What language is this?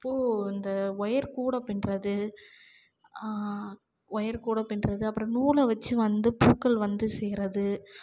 Tamil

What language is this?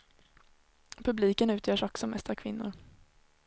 Swedish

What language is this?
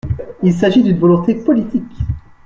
French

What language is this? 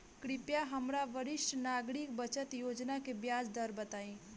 Bhojpuri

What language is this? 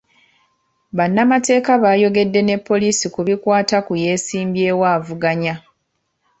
Ganda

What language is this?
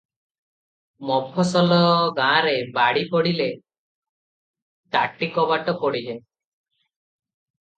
Odia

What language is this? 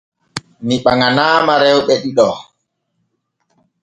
Borgu Fulfulde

